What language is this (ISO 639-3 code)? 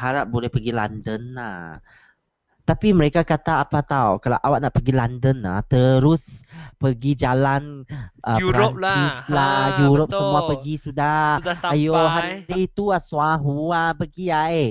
msa